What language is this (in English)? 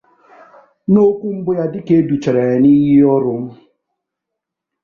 Igbo